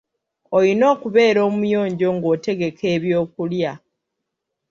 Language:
Ganda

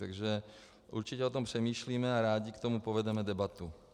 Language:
Czech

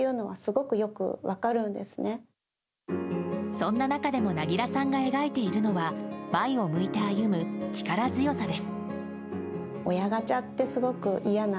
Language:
Japanese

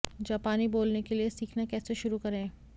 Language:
Hindi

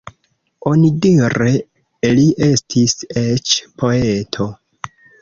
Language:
Esperanto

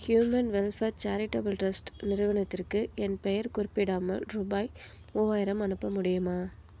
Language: Tamil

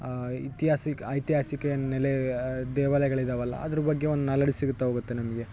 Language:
Kannada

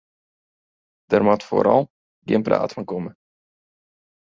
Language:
Western Frisian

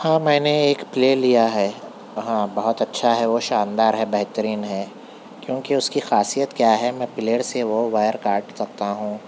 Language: Urdu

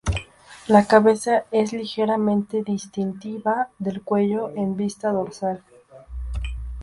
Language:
Spanish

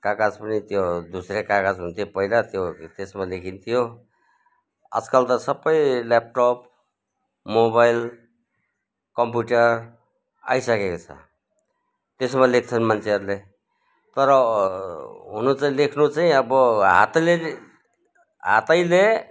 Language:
Nepali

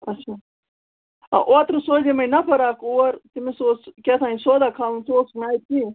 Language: Kashmiri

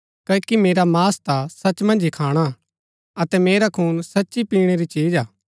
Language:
Gaddi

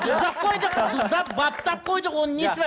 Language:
Kazakh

